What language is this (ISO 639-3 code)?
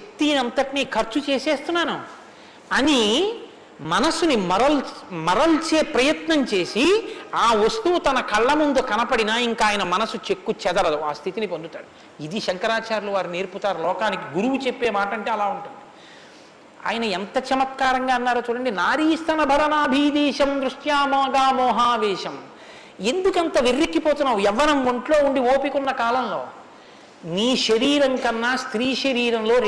tel